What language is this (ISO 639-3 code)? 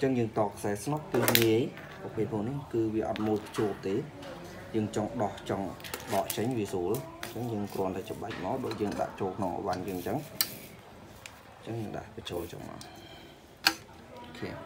vie